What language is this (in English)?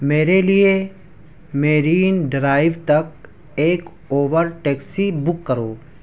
Urdu